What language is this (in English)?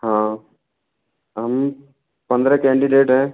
Hindi